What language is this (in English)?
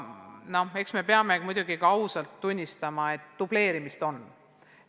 Estonian